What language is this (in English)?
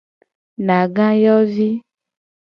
Gen